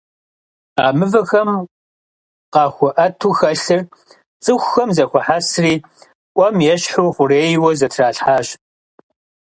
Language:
Kabardian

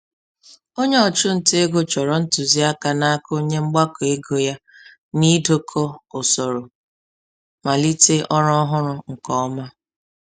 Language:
Igbo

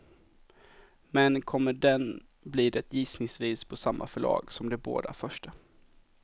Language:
Swedish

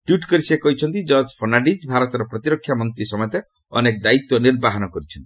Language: Odia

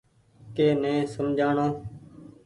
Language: Goaria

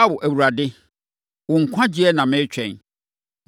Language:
Akan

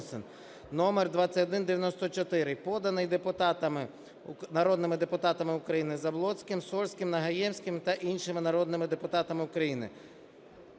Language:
Ukrainian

